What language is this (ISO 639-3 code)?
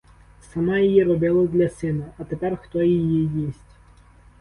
ukr